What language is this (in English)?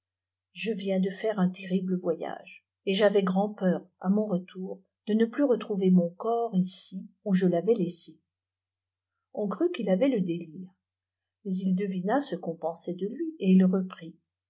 French